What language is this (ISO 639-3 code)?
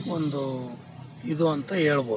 kan